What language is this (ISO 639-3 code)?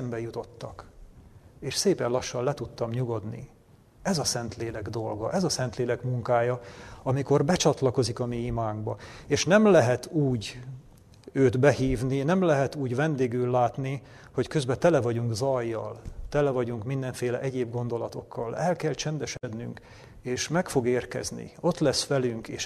hun